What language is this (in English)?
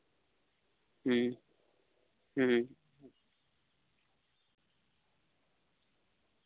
Santali